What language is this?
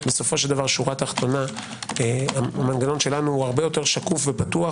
Hebrew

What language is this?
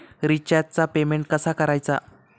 Marathi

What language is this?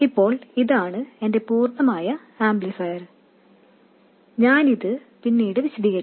Malayalam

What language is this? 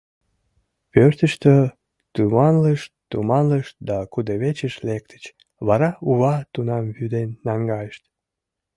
Mari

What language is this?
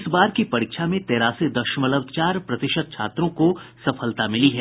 Hindi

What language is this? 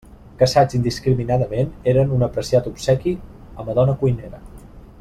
Catalan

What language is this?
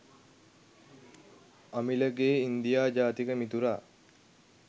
Sinhala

